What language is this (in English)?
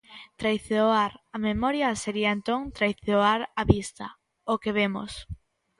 Galician